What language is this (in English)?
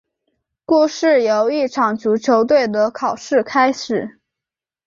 Chinese